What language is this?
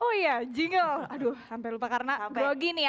Indonesian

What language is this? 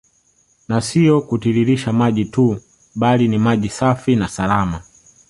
Swahili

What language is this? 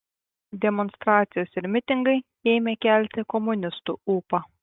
Lithuanian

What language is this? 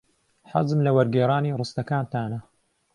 Central Kurdish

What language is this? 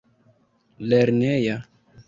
Esperanto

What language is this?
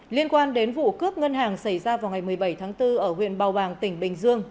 Vietnamese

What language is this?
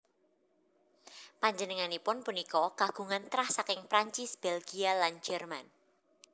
Javanese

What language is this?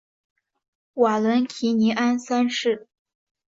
Chinese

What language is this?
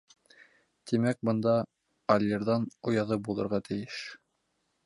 Bashkir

